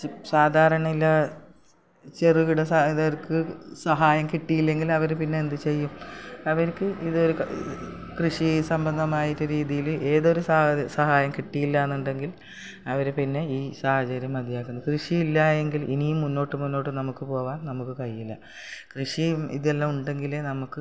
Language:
Malayalam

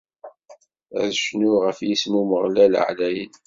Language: Kabyle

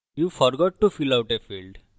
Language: Bangla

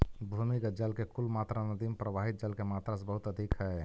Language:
Magahi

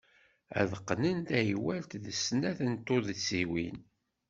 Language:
Kabyle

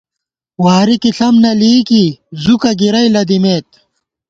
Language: Gawar-Bati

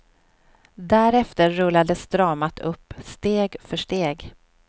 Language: Swedish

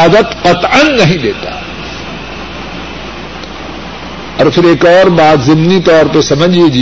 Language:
Urdu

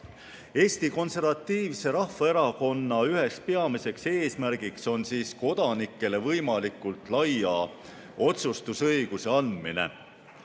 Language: Estonian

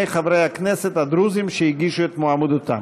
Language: Hebrew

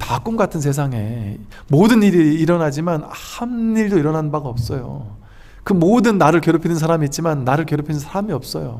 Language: Korean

